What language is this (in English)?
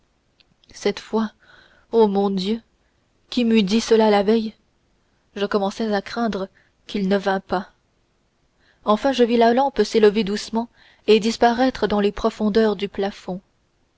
French